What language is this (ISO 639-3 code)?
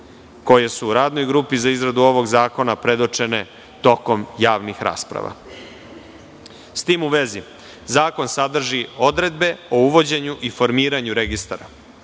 srp